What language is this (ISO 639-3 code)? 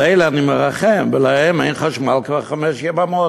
heb